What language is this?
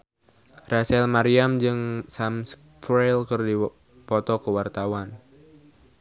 Sundanese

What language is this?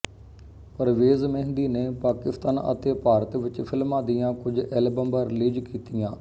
Punjabi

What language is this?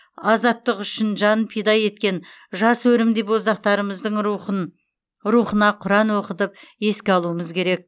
Kazakh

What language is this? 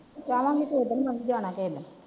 Punjabi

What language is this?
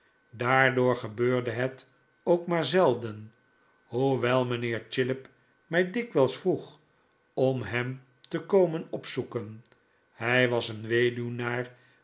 Dutch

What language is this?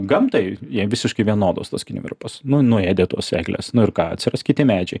Lithuanian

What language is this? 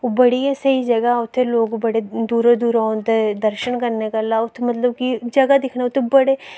Dogri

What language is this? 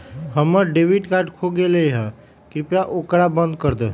Magahi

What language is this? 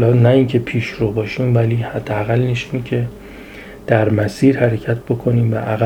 Persian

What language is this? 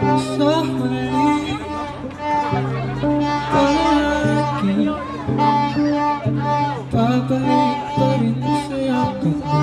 Filipino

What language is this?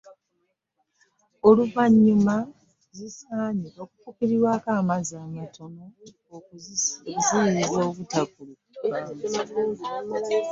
Ganda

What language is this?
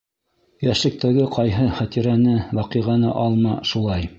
Bashkir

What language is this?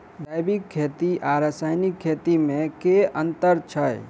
Maithili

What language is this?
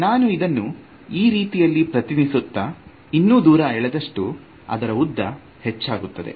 Kannada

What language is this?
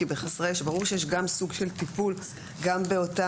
Hebrew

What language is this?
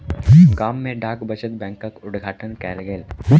Maithili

